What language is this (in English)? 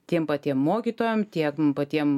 Lithuanian